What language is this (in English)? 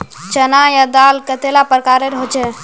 Magahi